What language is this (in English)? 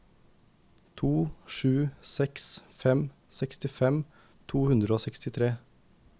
Norwegian